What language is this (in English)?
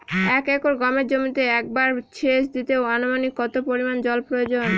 Bangla